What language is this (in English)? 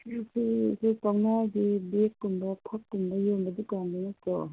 Manipuri